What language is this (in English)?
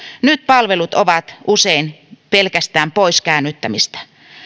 Finnish